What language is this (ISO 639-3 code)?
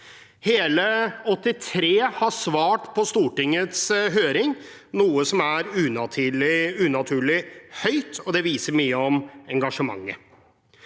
nor